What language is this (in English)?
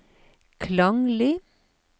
Norwegian